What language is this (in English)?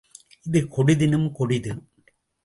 Tamil